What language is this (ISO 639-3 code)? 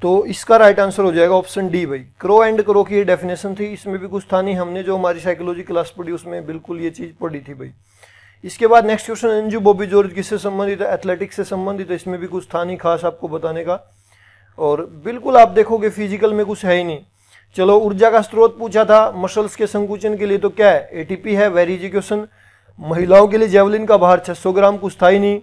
hin